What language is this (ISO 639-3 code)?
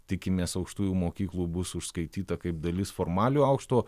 lit